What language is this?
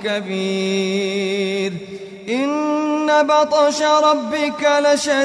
Arabic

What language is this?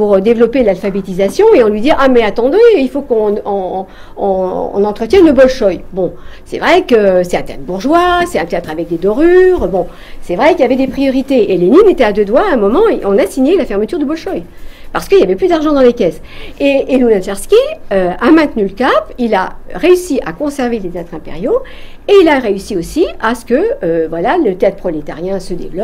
French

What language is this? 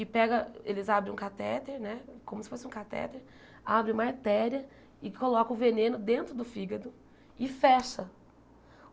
Portuguese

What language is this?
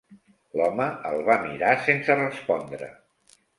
Catalan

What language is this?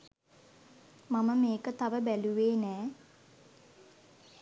Sinhala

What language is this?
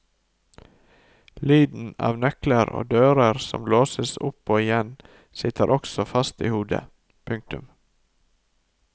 Norwegian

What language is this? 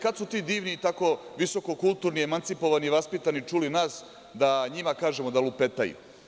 Serbian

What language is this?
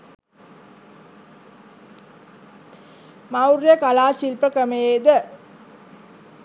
Sinhala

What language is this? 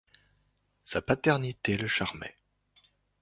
French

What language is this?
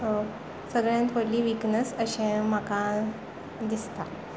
Konkani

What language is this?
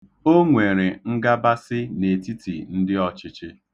Igbo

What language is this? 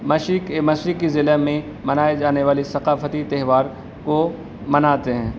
Urdu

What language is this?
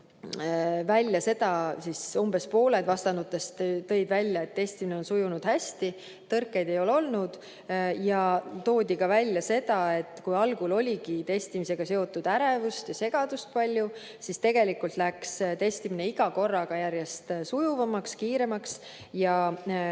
Estonian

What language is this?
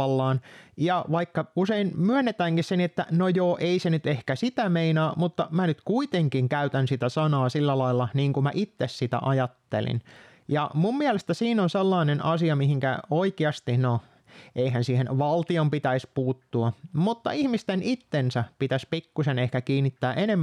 Finnish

